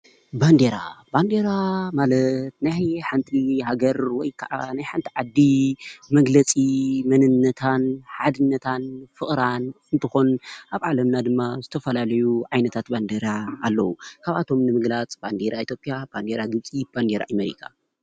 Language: Tigrinya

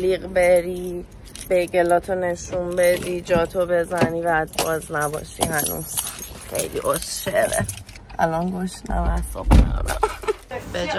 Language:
Persian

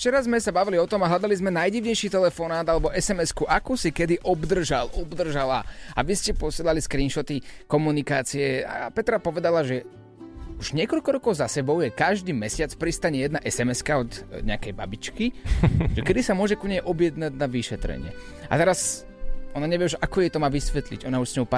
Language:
Slovak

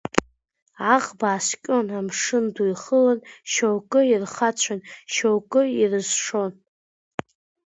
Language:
Abkhazian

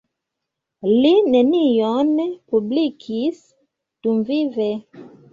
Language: Esperanto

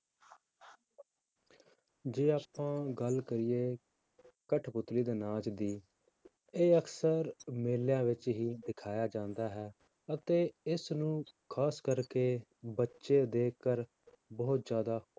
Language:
Punjabi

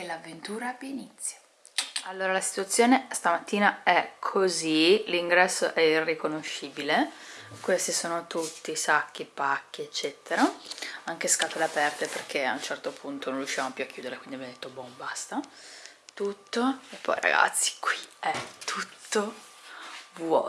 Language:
Italian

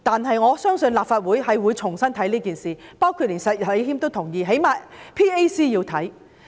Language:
Cantonese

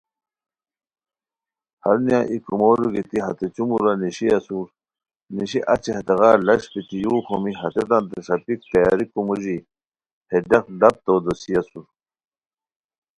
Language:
Khowar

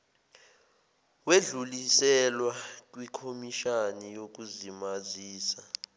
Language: Zulu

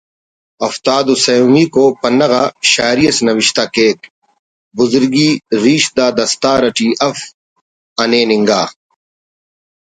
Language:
Brahui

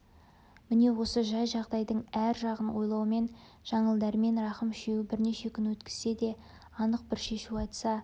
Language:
Kazakh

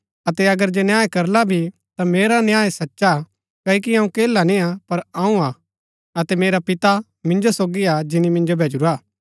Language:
Gaddi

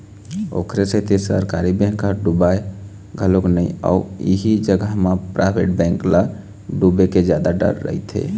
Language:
Chhattisgarhi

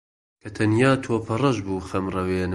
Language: Central Kurdish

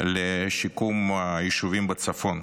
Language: Hebrew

